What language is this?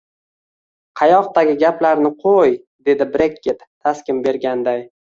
Uzbek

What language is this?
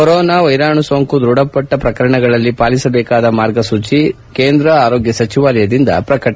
Kannada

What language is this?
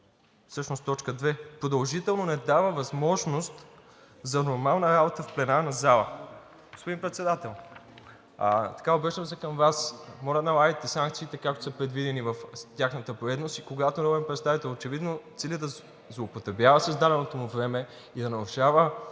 Bulgarian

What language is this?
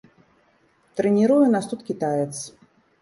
Belarusian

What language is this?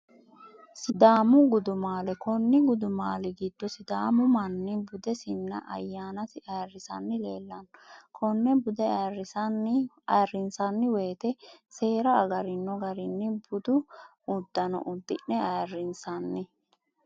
Sidamo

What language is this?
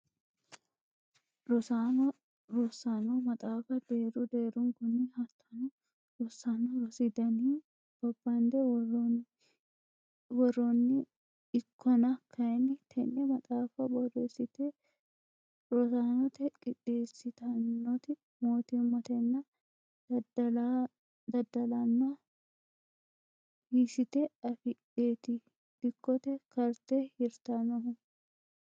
Sidamo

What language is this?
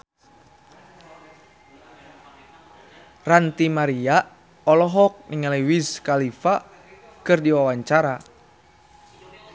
Sundanese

